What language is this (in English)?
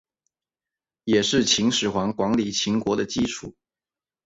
Chinese